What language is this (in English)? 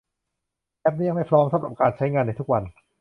Thai